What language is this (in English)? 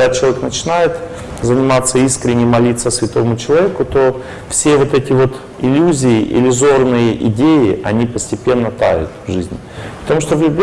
Russian